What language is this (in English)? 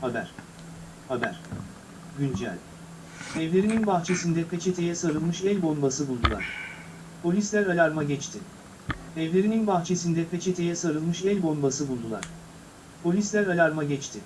Turkish